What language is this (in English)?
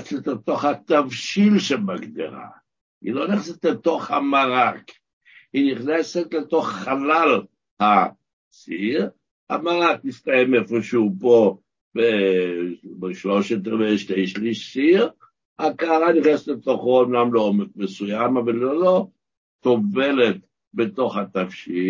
Hebrew